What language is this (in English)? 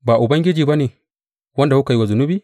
Hausa